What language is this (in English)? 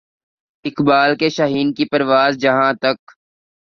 Urdu